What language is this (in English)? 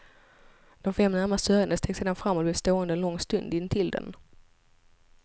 Swedish